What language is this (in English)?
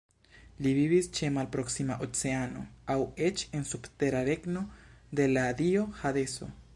Esperanto